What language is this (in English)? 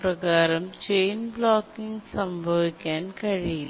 Malayalam